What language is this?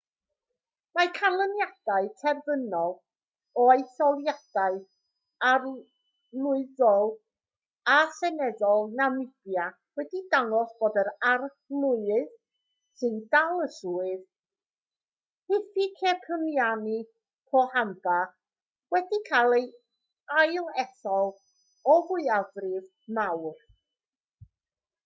Welsh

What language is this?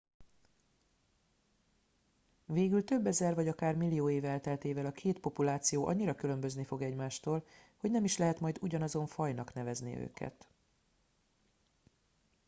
Hungarian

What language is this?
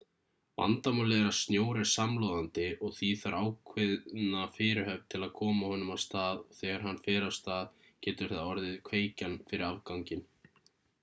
Icelandic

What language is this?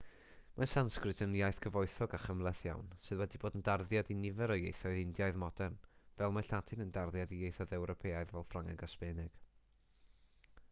Welsh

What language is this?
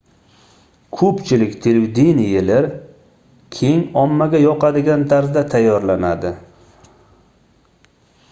Uzbek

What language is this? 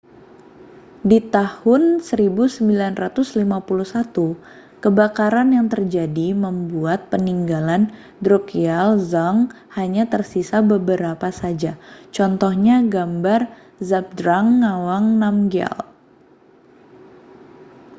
Indonesian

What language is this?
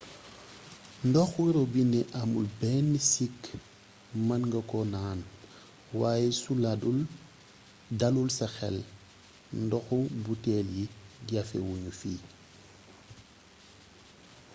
Wolof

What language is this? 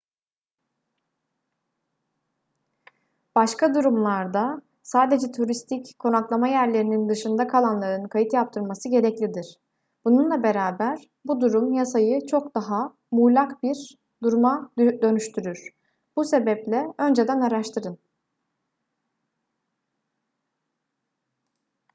Turkish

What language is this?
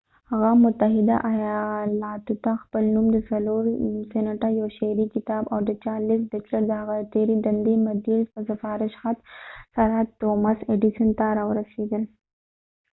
Pashto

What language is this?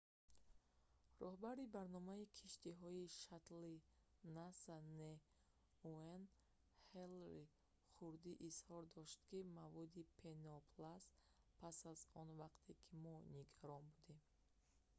Tajik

